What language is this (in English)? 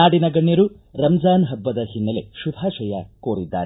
Kannada